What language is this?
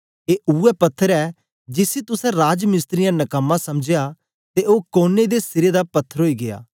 Dogri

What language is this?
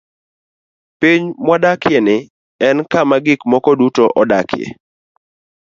Luo (Kenya and Tanzania)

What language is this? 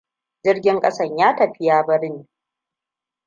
Hausa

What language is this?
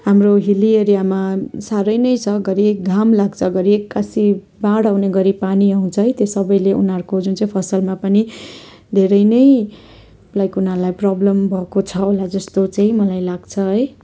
Nepali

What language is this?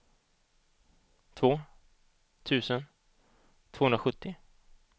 Swedish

